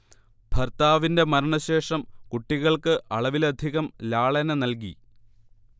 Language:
Malayalam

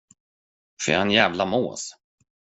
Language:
Swedish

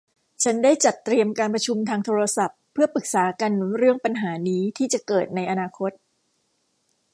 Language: Thai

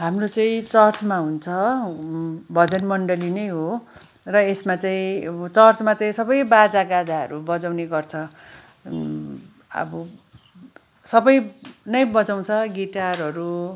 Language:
Nepali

